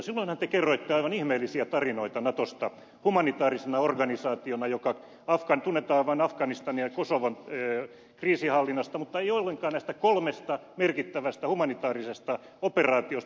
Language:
Finnish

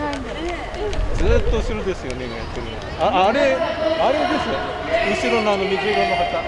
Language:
Japanese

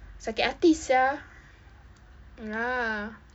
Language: English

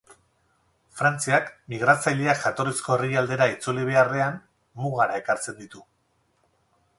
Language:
Basque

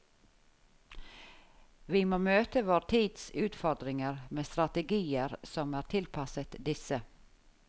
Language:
Norwegian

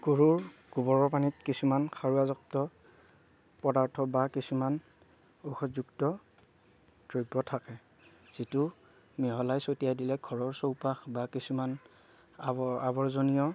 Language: Assamese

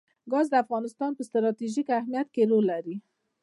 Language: Pashto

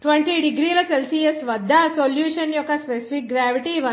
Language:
Telugu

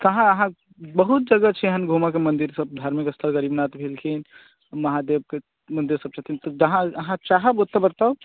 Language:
Maithili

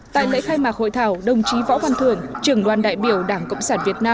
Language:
Vietnamese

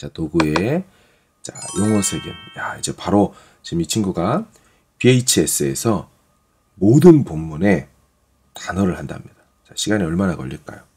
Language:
Korean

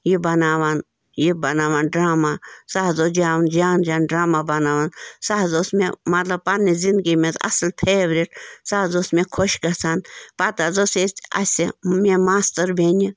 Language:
Kashmiri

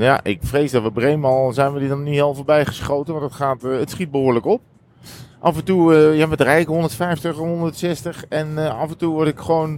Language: Dutch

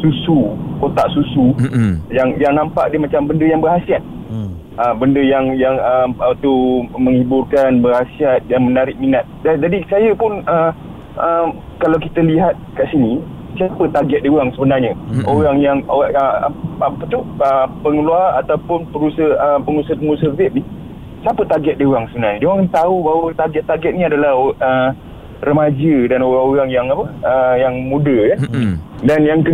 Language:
Malay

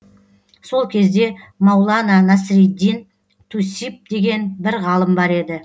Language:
Kazakh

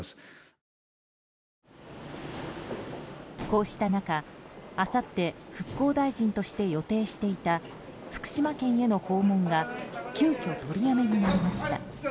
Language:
Japanese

